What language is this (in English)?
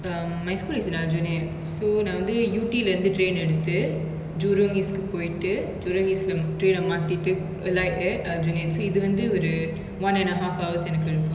English